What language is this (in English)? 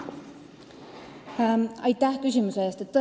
Estonian